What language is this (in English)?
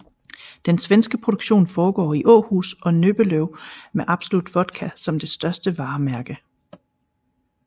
Danish